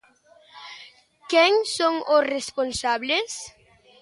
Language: Galician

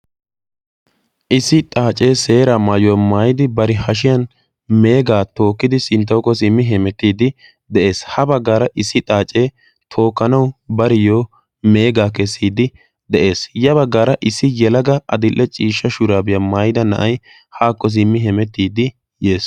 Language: Wolaytta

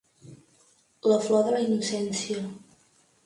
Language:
Catalan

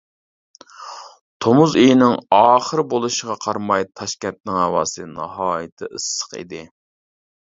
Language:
Uyghur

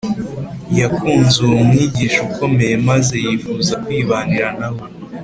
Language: Kinyarwanda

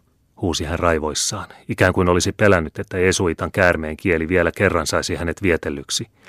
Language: Finnish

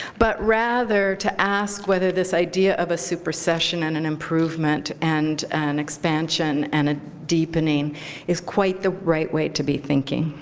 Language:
English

